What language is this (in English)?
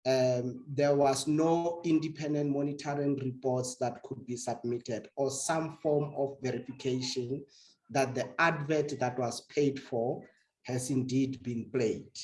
English